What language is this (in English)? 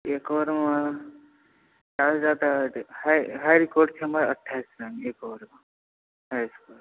Maithili